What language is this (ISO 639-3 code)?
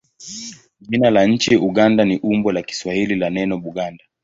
swa